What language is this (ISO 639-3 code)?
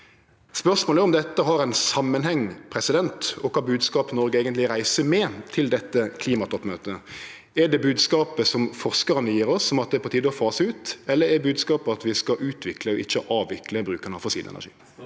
nor